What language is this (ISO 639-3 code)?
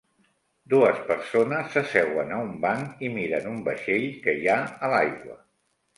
cat